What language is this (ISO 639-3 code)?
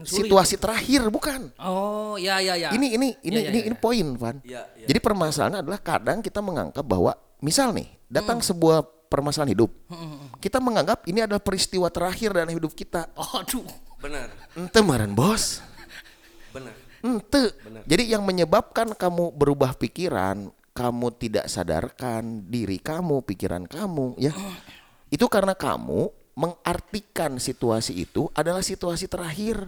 ind